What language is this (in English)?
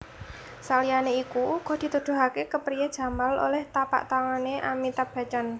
Javanese